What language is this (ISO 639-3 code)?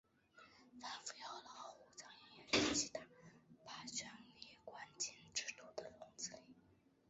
zho